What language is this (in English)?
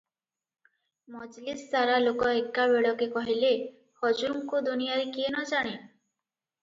Odia